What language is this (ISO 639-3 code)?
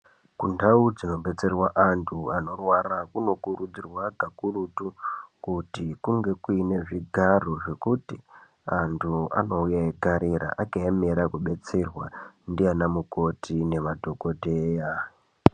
ndc